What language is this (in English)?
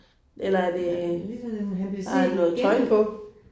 Danish